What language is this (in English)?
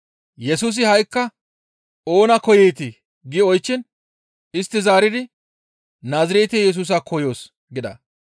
Gamo